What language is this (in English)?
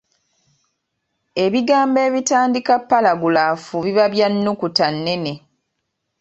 Ganda